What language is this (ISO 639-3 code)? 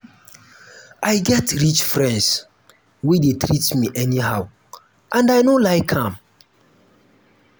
pcm